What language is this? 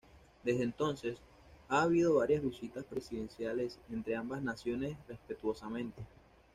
Spanish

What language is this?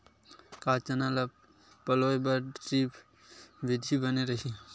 Chhattisgarhi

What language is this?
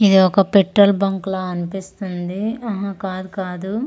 Telugu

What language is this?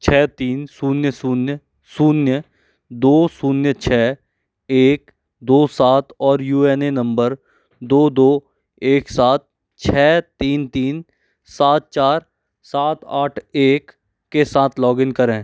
Hindi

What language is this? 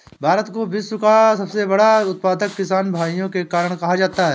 Hindi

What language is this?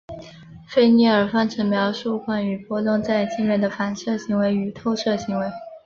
Chinese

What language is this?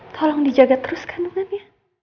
Indonesian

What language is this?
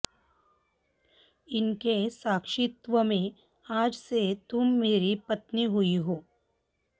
Sanskrit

